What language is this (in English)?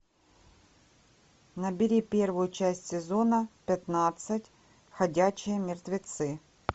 Russian